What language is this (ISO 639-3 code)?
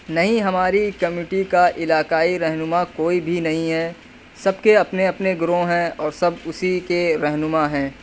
urd